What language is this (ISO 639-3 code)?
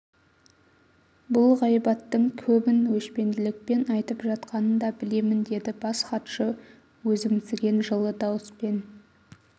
kaz